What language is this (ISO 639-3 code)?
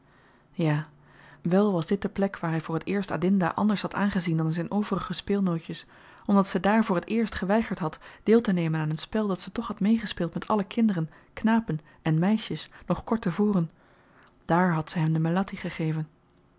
nld